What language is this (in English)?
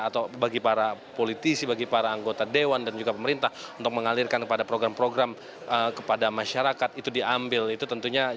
Indonesian